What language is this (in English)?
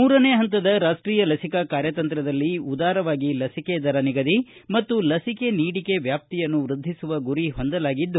Kannada